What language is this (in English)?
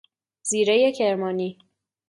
Persian